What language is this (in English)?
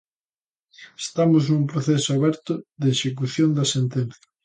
Galician